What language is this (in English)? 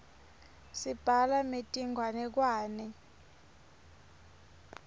Swati